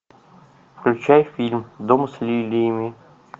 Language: Russian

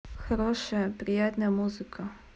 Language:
Russian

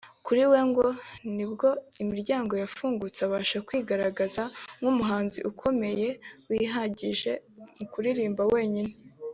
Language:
Kinyarwanda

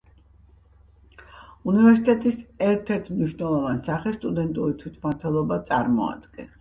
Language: Georgian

